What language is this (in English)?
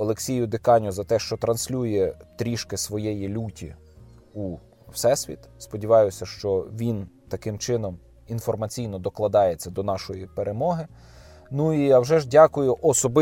Ukrainian